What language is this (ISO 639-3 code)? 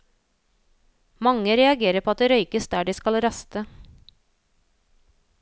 nor